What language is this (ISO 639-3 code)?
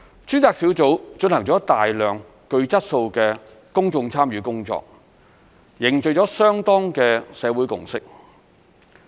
yue